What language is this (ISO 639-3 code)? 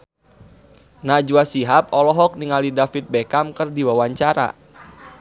sun